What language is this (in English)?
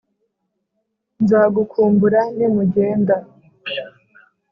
Kinyarwanda